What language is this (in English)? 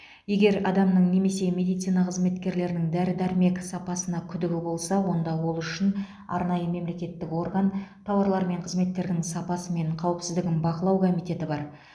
Kazakh